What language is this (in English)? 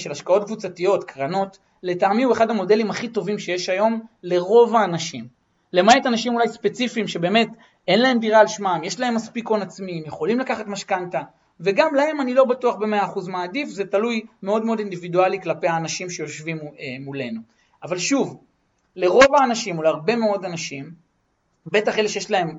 Hebrew